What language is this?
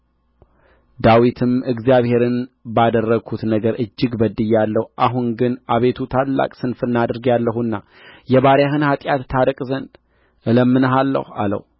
Amharic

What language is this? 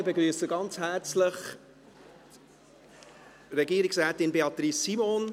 Swiss German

